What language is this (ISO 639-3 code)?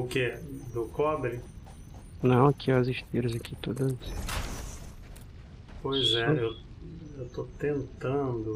por